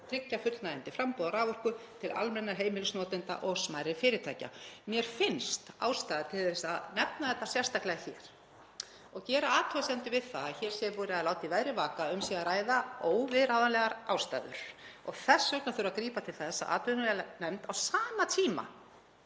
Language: Icelandic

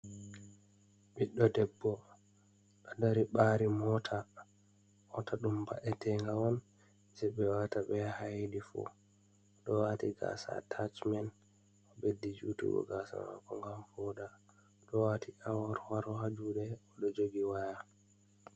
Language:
Fula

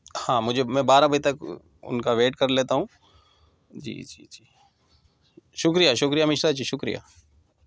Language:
Urdu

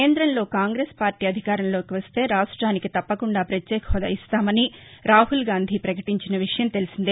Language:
Telugu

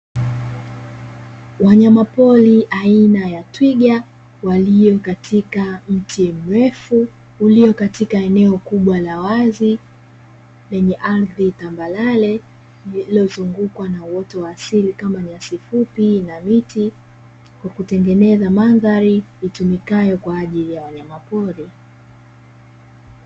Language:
Swahili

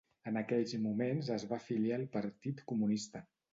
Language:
Catalan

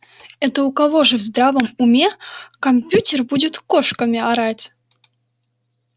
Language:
Russian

